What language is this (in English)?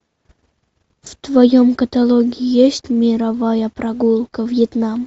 Russian